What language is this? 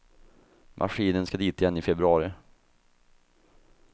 Swedish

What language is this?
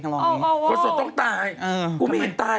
Thai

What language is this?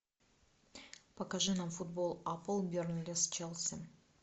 Russian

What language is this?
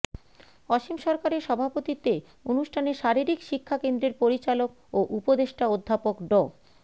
Bangla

